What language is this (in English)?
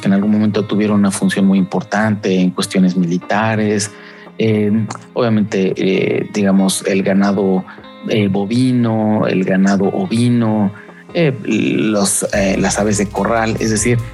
Spanish